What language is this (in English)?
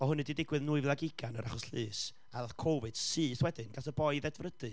Welsh